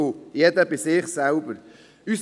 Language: Swiss German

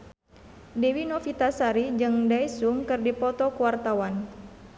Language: Sundanese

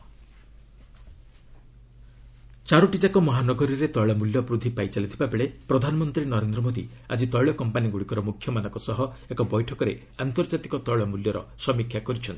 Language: Odia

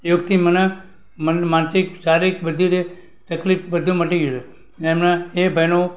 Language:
Gujarati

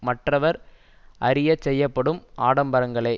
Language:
Tamil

